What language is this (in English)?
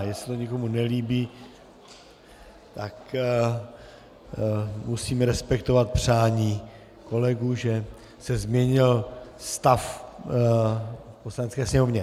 Czech